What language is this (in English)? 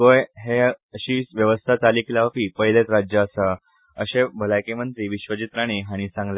Konkani